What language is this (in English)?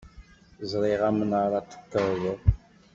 Kabyle